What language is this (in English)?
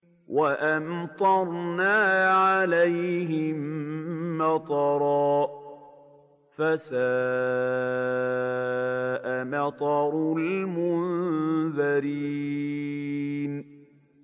Arabic